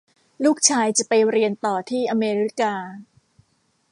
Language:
Thai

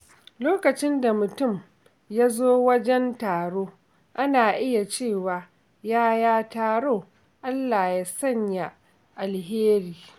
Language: Hausa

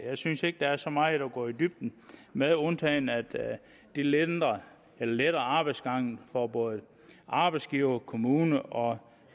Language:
Danish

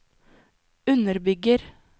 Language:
Norwegian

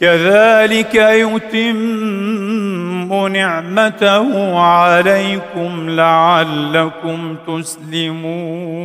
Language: Arabic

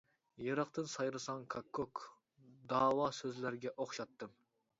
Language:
Uyghur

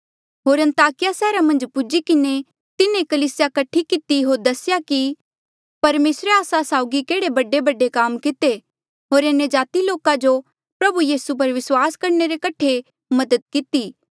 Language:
Mandeali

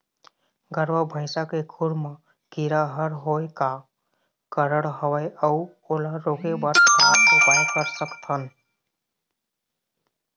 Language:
Chhattisgarhi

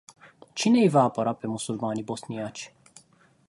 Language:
Romanian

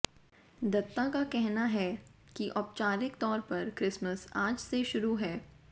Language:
Hindi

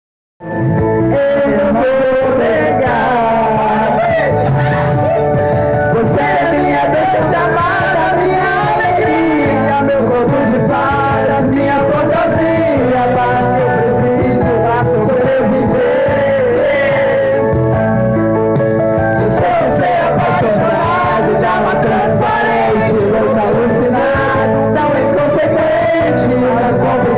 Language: Arabic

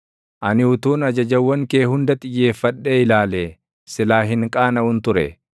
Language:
Oromo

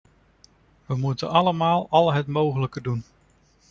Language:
Dutch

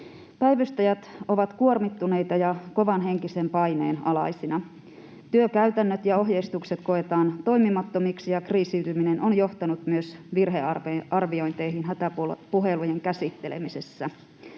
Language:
Finnish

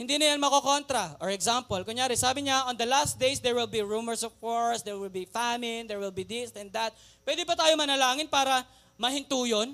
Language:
Filipino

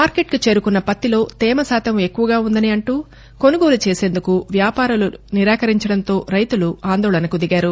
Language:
Telugu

